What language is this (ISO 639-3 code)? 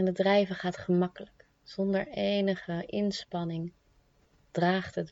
nld